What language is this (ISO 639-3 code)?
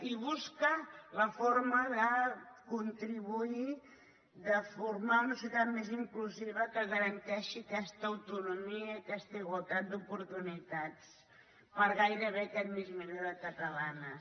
cat